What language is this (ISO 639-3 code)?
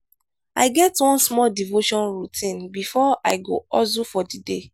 pcm